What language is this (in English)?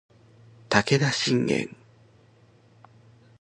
Japanese